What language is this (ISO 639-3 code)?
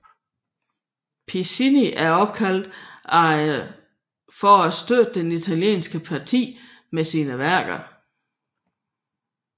dan